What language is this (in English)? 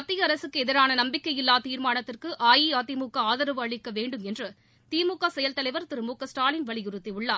Tamil